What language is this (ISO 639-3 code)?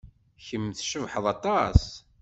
kab